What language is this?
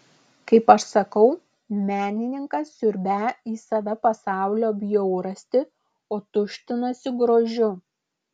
Lithuanian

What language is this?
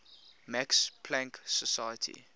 English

